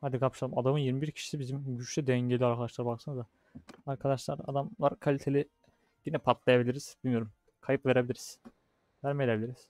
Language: Turkish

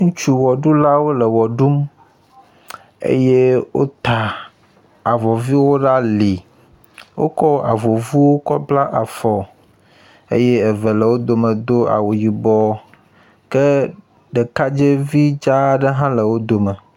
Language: Ewe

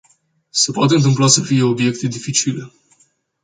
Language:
Romanian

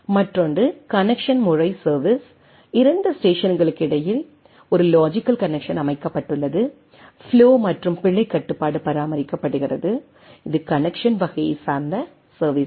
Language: Tamil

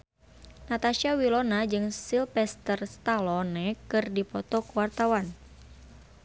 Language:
Sundanese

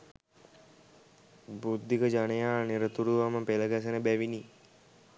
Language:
Sinhala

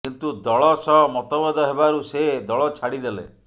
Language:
Odia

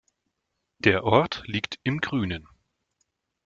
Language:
German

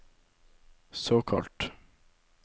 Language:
Norwegian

